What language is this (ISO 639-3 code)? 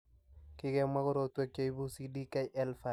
kln